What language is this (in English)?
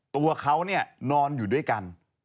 Thai